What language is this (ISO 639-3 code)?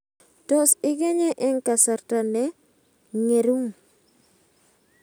kln